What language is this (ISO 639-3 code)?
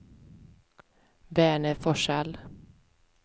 swe